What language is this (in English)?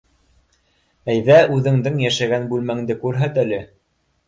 Bashkir